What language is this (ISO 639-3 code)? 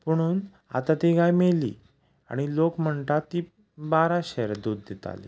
kok